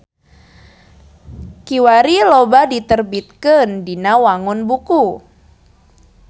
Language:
Sundanese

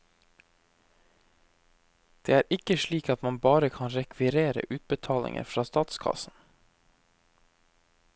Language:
Norwegian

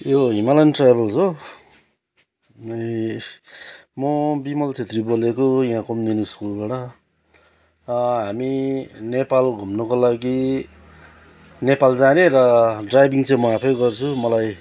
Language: Nepali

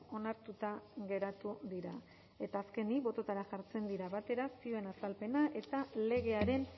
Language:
Basque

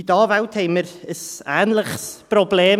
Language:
Swiss German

